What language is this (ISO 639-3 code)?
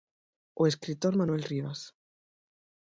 glg